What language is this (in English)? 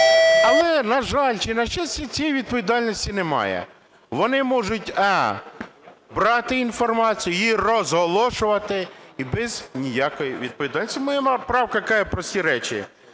Ukrainian